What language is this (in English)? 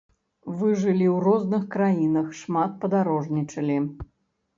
Belarusian